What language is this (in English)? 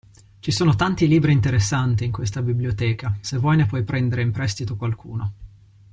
Italian